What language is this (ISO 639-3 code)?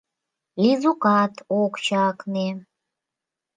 chm